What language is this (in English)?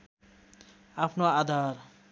Nepali